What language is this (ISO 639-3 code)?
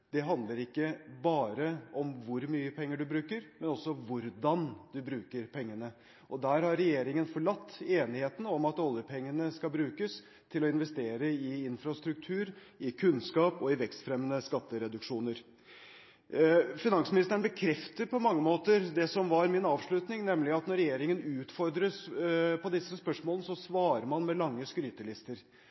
nob